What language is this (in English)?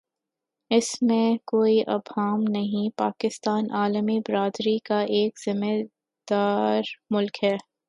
Urdu